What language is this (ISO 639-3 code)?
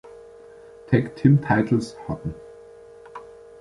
deu